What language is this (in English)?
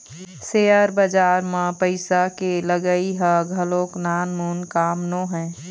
Chhattisgarhi